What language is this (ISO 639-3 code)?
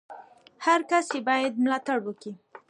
pus